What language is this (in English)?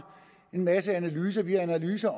Danish